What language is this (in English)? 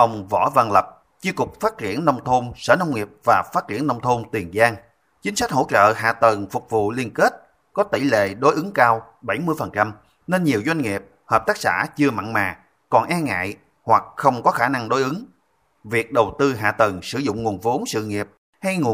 Vietnamese